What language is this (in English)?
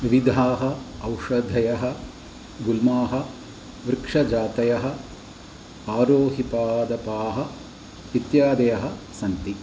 Sanskrit